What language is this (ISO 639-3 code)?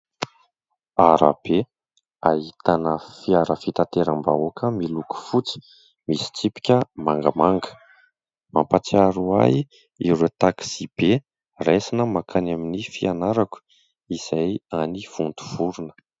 mlg